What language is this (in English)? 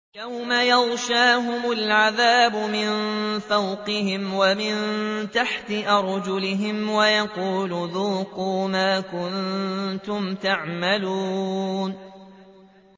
Arabic